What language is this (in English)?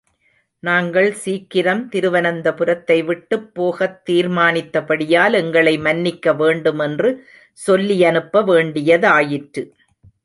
Tamil